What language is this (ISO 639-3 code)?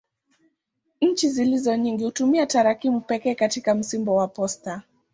swa